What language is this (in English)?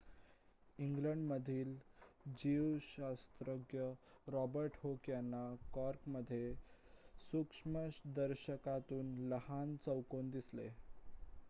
Marathi